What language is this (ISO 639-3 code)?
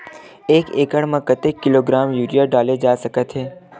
hne